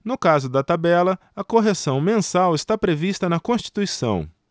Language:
Portuguese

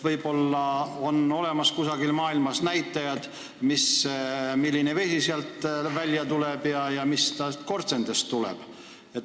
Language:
Estonian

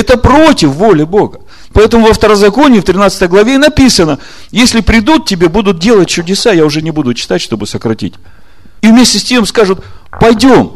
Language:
Russian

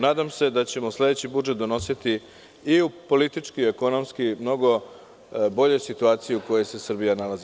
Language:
Serbian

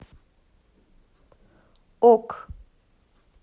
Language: Russian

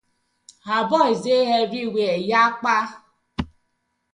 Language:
Nigerian Pidgin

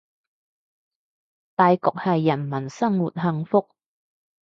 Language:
Cantonese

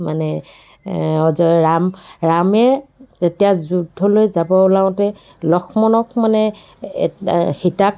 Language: Assamese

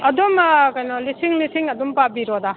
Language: Manipuri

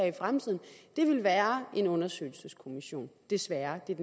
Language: Danish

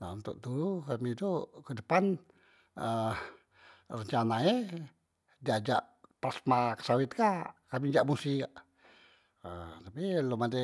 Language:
Musi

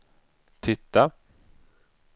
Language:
Swedish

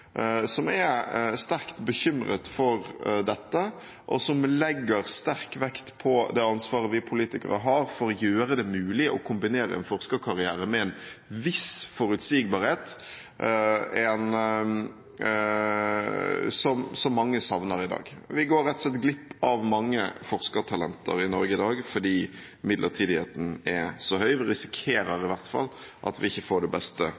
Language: Norwegian Bokmål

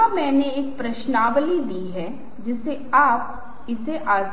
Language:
Hindi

